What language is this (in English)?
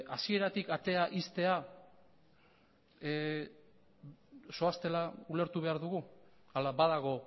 Basque